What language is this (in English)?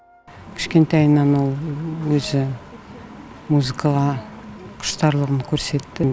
Kazakh